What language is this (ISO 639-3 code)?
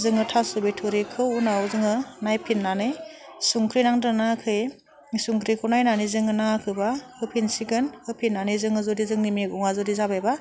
brx